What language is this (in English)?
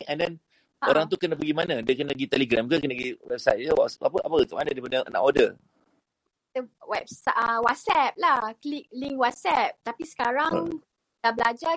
Malay